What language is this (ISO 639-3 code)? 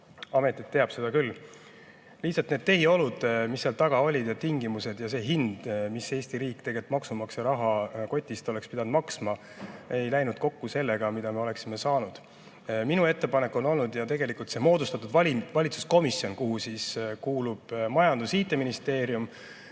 est